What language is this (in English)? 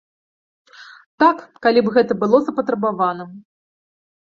Belarusian